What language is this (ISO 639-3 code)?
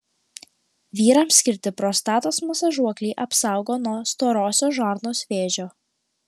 lit